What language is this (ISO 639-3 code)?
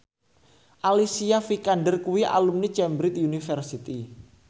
jav